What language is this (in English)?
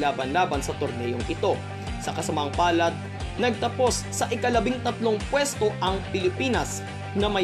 Filipino